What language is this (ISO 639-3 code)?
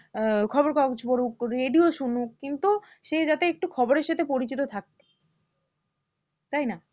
ben